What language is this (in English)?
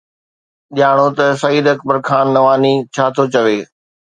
Sindhi